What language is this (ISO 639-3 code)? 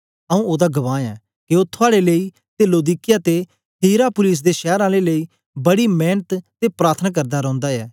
doi